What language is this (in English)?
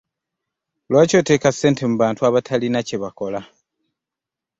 Ganda